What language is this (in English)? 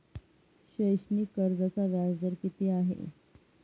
Marathi